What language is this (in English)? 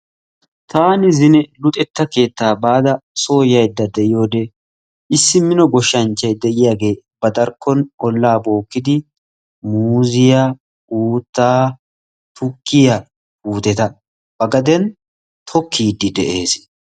Wolaytta